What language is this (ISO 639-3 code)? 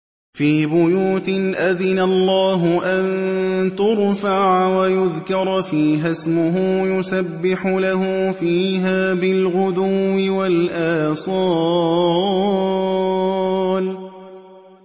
ara